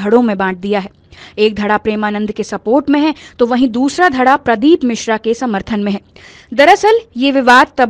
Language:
Hindi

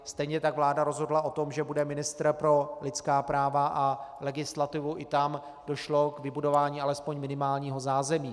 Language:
Czech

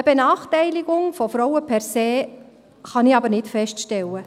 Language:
Swiss German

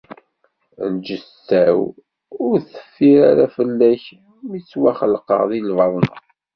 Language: Kabyle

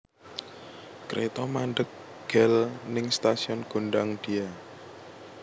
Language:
Javanese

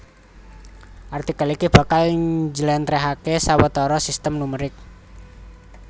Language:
Javanese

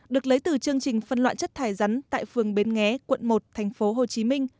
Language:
Vietnamese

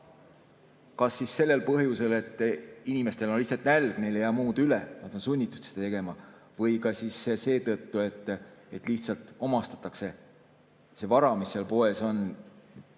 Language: Estonian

